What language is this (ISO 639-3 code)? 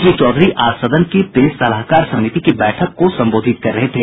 hin